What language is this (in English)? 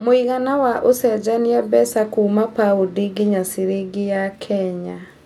Kikuyu